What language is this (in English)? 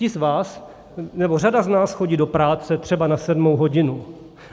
Czech